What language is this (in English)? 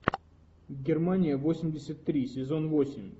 Russian